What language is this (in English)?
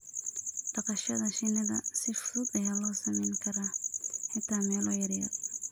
Somali